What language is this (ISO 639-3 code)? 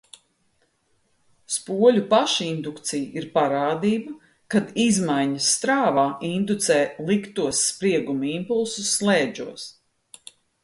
lav